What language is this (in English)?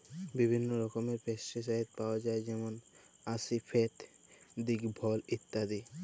Bangla